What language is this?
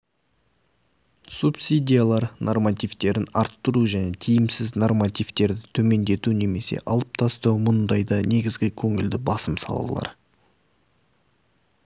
Kazakh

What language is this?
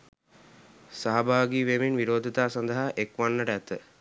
Sinhala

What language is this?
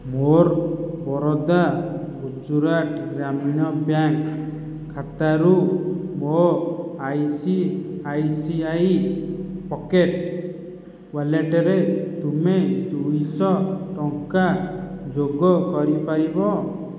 Odia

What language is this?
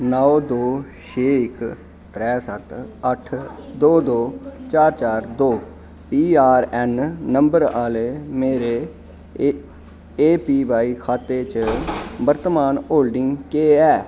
Dogri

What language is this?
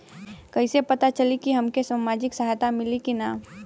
Bhojpuri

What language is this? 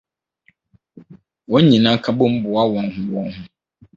Akan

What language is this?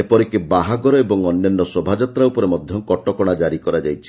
Odia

